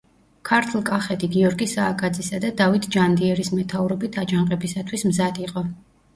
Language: Georgian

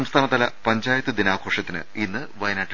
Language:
Malayalam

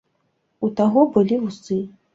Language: Belarusian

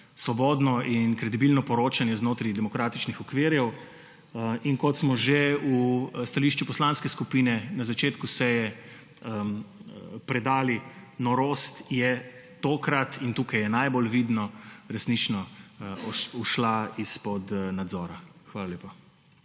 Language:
Slovenian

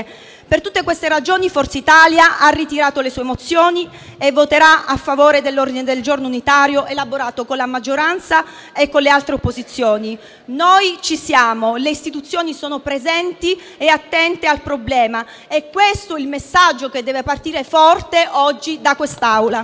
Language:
Italian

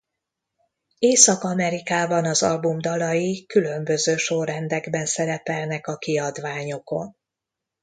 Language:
Hungarian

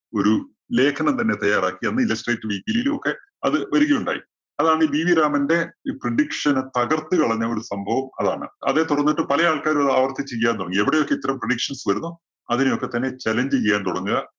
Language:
Malayalam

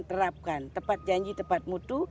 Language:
Indonesian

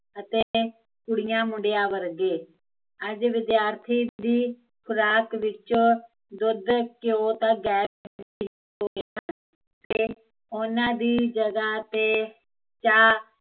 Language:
Punjabi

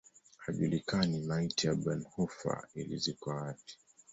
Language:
Swahili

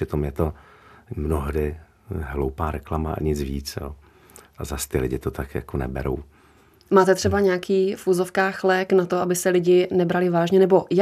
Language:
Czech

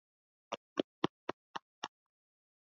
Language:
Swahili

